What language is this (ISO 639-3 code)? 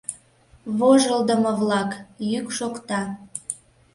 chm